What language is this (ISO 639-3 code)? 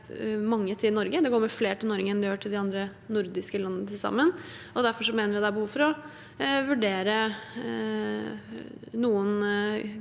nor